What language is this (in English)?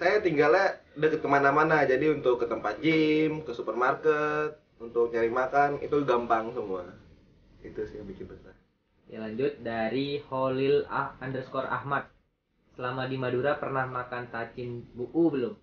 Indonesian